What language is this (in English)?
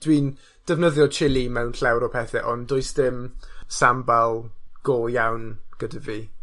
Welsh